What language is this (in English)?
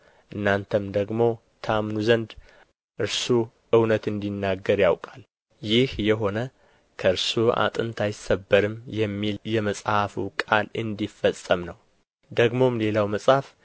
Amharic